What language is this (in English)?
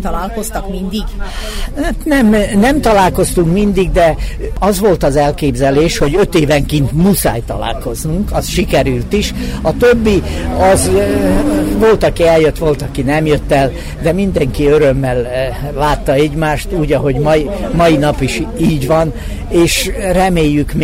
Hungarian